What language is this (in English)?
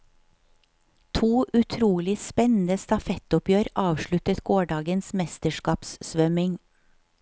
Norwegian